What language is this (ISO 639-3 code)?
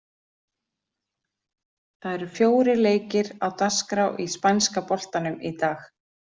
isl